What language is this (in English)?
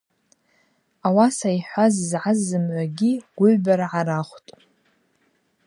Abaza